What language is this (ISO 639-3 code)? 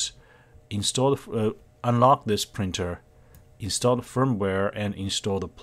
eng